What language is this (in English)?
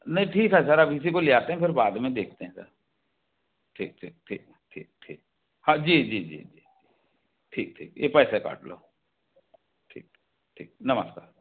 Hindi